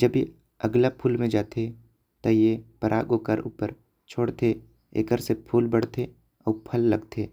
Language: Korwa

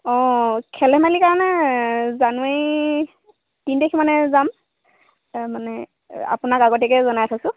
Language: Assamese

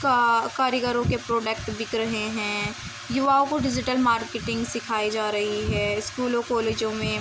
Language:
Urdu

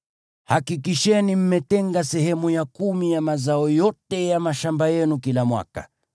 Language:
Swahili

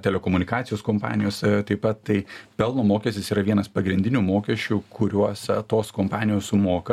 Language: Lithuanian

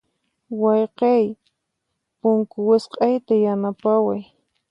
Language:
Puno Quechua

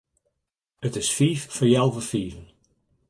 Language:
Western Frisian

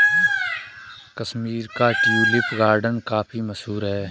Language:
Hindi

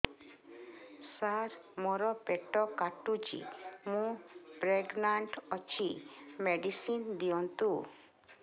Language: Odia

